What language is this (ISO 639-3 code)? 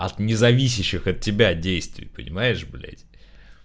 rus